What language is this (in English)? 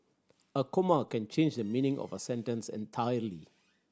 English